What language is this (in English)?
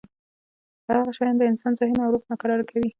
Pashto